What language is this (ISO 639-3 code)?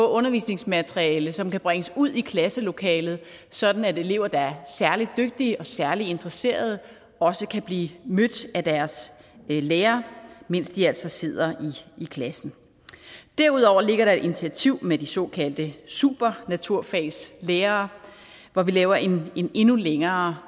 dan